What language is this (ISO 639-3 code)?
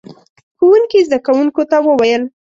pus